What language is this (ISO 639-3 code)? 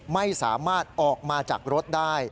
tha